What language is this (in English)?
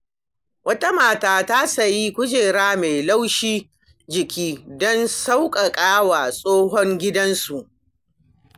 Hausa